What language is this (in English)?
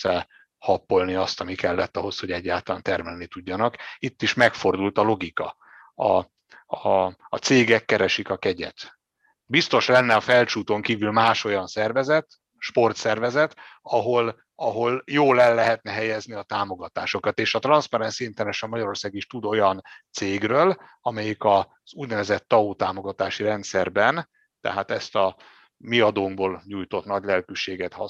Hungarian